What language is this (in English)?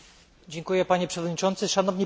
Polish